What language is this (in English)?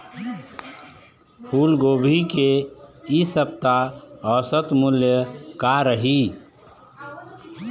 Chhattisgarhi